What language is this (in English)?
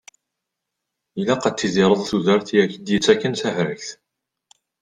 Kabyle